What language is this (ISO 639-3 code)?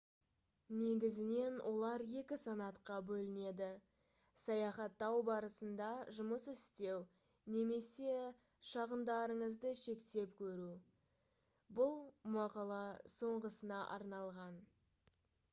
kaz